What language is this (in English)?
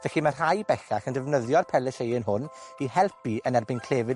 Welsh